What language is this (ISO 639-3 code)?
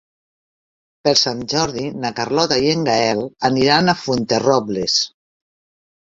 cat